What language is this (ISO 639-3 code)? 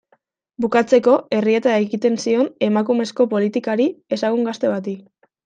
eus